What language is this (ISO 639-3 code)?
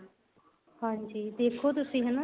pan